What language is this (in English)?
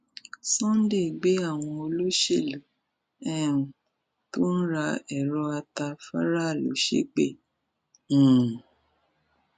Yoruba